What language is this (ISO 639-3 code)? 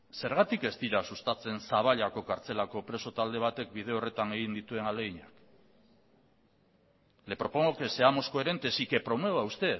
eus